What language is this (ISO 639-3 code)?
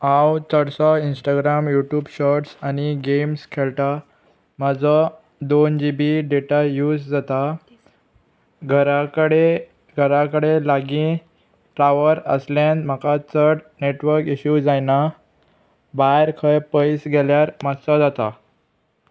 kok